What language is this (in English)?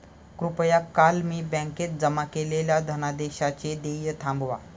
Marathi